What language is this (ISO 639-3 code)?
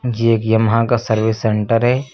hin